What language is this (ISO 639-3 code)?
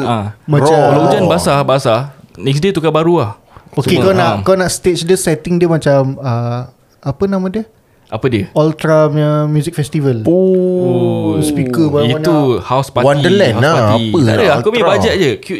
msa